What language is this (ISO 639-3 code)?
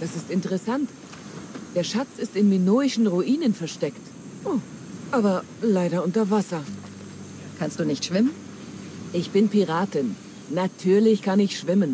deu